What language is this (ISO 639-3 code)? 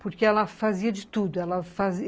por